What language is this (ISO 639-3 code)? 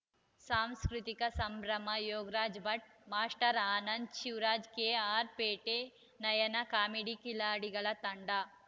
kan